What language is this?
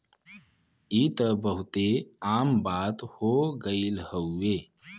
Bhojpuri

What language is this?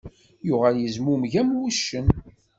Kabyle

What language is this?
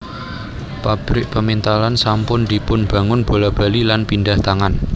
Javanese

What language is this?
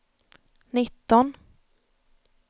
Swedish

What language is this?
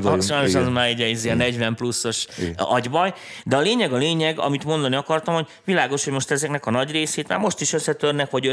Hungarian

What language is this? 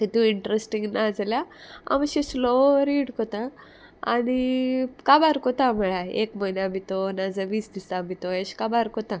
Konkani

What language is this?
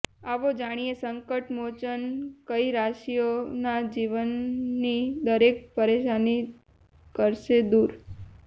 Gujarati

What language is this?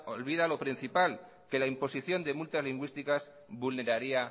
Spanish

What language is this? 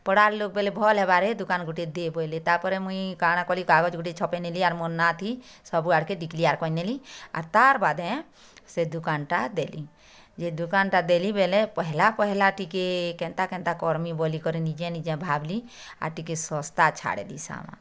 Odia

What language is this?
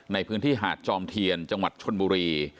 Thai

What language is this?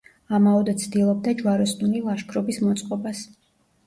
Georgian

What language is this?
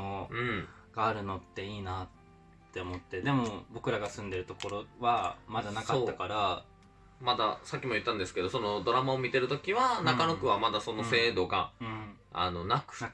Japanese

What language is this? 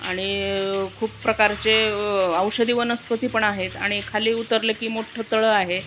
Marathi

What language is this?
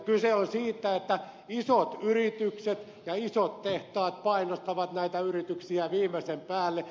Finnish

